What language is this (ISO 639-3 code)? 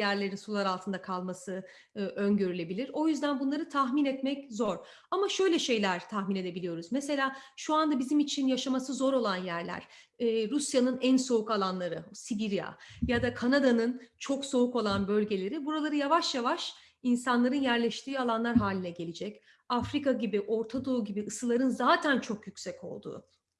tur